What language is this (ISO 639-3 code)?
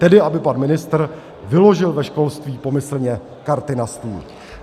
ces